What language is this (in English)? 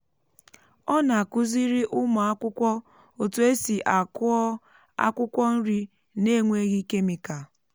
Igbo